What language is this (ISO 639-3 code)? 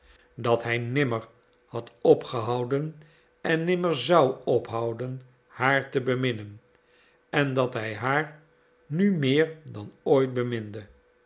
nld